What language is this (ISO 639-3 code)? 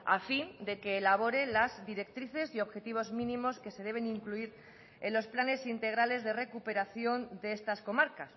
spa